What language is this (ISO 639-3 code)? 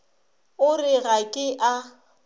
nso